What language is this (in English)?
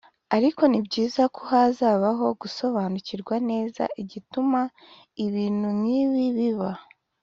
Kinyarwanda